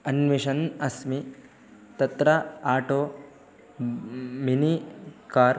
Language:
Sanskrit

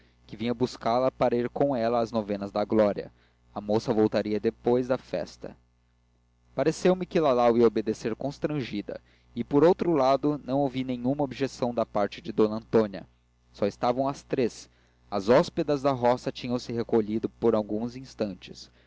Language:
Portuguese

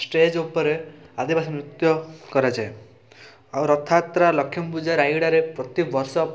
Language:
Odia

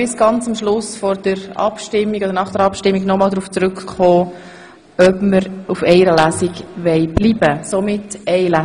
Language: Swiss German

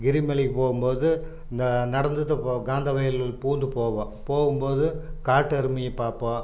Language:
Tamil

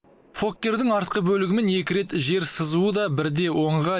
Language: Kazakh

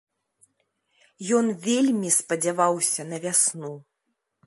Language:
Belarusian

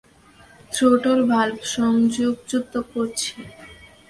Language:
Bangla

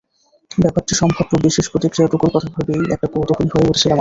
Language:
Bangla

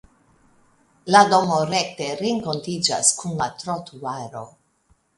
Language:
Esperanto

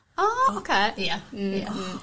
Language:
Welsh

